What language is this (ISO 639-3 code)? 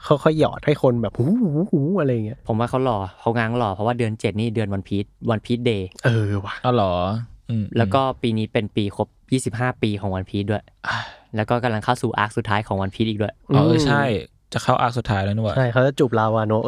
tha